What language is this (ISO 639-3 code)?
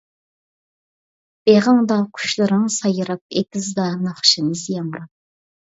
uig